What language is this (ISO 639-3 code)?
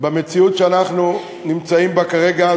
heb